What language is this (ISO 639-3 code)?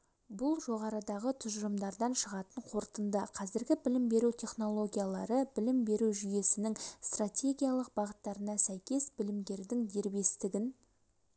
kaz